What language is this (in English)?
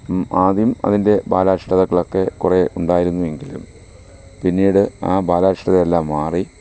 Malayalam